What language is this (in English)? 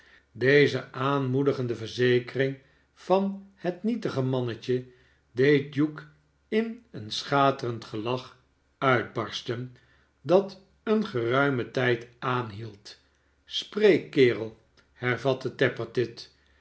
Dutch